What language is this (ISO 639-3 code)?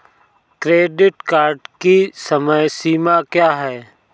hin